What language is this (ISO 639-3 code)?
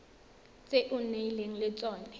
tsn